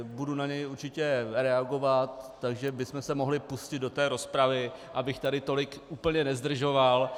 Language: Czech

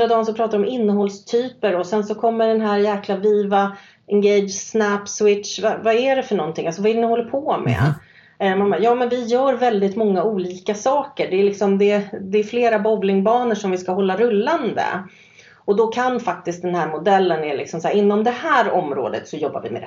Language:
Swedish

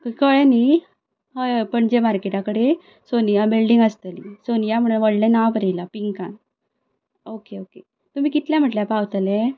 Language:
Konkani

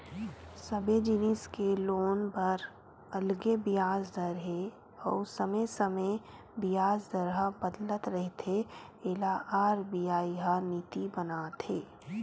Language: Chhattisgarhi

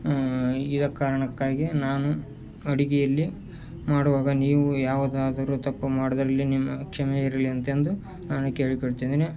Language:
Kannada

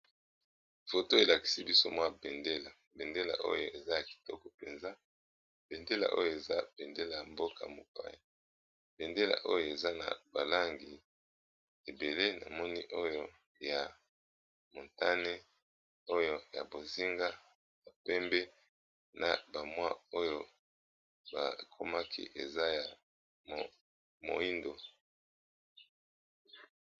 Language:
Lingala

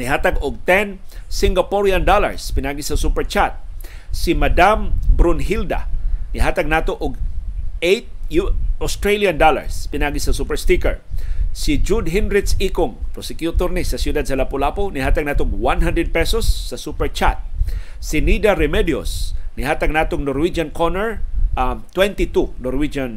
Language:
Filipino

